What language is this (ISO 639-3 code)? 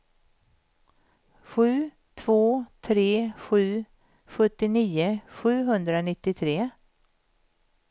swe